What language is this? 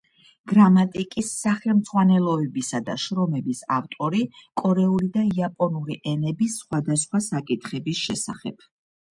Georgian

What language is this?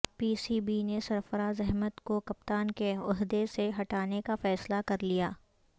Urdu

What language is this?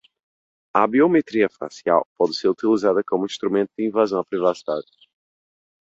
Portuguese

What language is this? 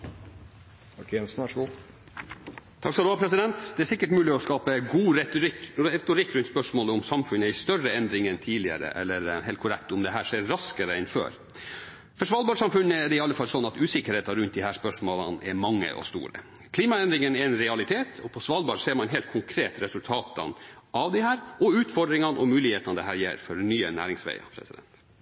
Norwegian Bokmål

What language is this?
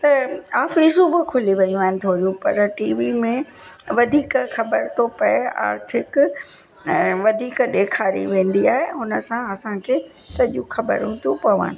Sindhi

